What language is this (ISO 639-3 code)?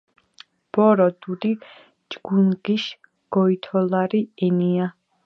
kat